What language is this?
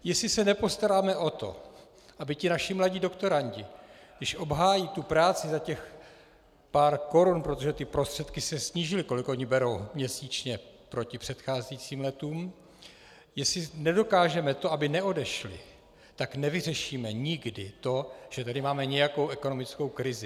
Czech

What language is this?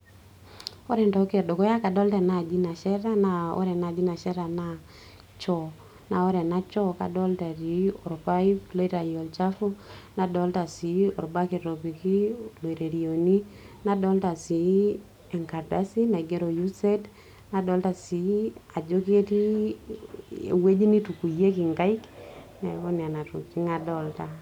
Masai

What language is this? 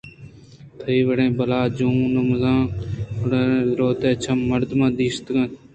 Eastern Balochi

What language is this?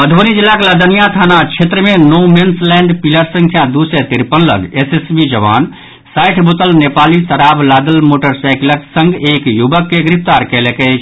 Maithili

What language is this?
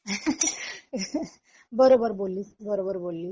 Marathi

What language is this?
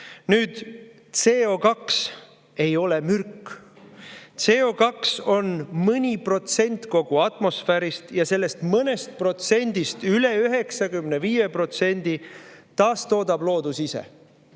Estonian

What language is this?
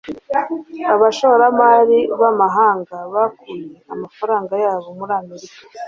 Kinyarwanda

